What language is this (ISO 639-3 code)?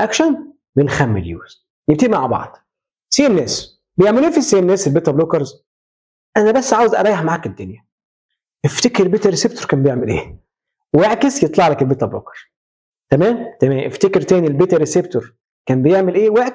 ara